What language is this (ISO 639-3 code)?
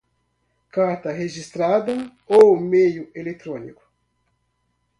por